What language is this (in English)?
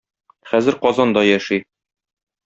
Tatar